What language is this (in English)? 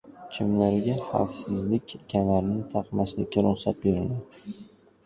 Uzbek